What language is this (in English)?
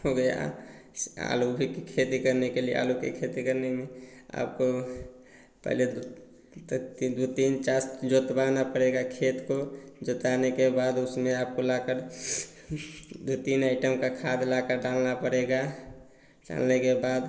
Hindi